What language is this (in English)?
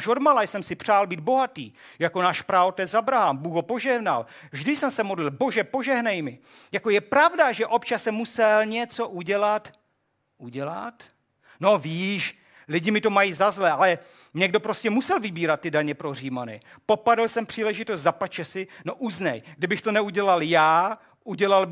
Czech